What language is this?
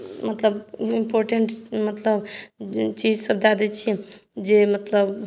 Maithili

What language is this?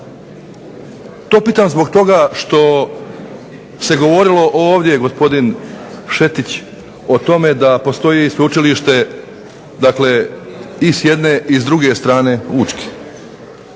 Croatian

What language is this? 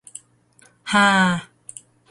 Thai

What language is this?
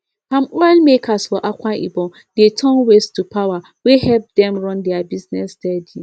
Nigerian Pidgin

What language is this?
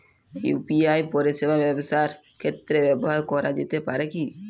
Bangla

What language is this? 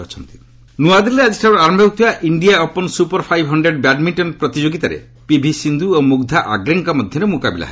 Odia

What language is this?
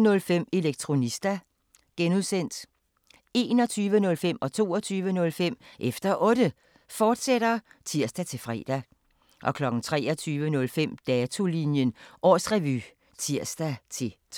Danish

